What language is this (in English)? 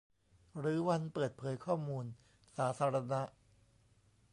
Thai